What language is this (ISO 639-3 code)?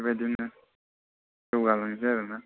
brx